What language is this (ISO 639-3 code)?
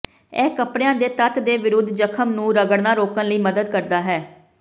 pan